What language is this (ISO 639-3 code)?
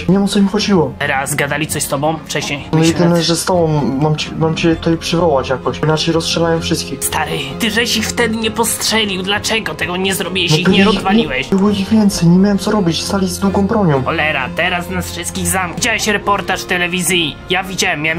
pol